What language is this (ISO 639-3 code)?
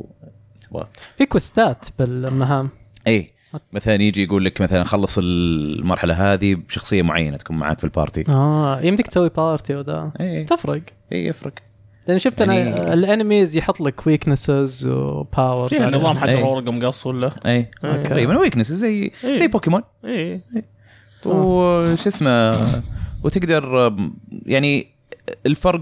ara